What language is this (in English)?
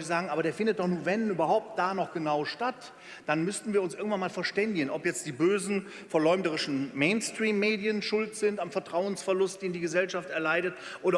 German